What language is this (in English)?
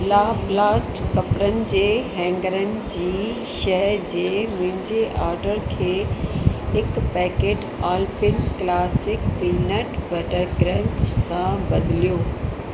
Sindhi